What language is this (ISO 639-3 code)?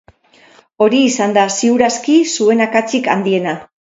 eus